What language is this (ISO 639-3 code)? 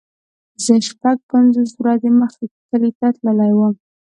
pus